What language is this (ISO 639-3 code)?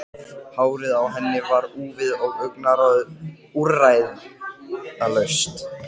isl